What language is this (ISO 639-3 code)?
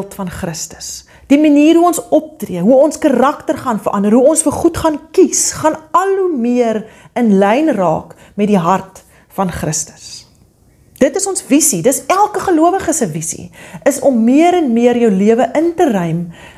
nld